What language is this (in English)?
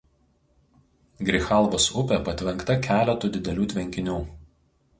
Lithuanian